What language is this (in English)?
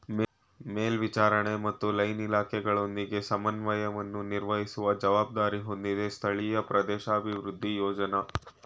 Kannada